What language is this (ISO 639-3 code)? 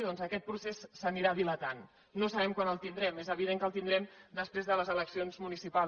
cat